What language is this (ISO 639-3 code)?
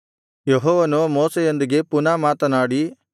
kan